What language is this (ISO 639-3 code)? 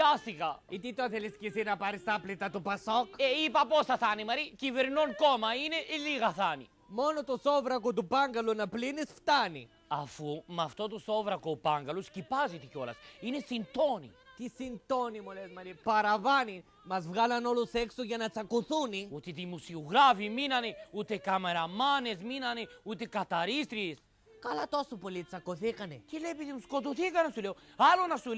ell